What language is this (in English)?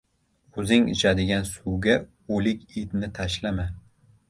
Uzbek